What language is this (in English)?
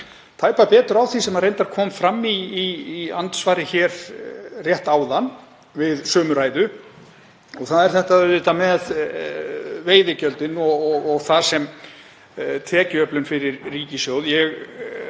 Icelandic